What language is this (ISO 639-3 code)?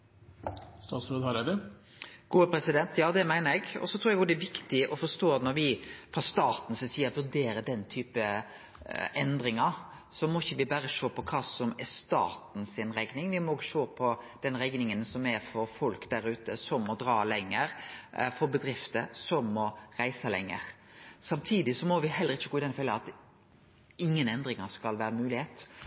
nor